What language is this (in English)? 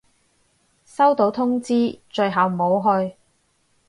Cantonese